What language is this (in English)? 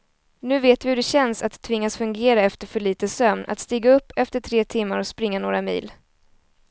Swedish